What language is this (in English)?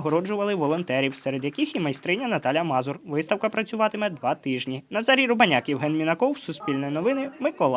Ukrainian